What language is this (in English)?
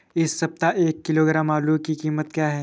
Hindi